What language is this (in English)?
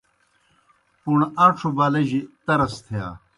Kohistani Shina